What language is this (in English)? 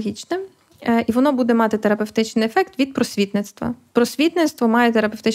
Ukrainian